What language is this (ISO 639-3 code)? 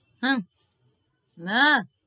guj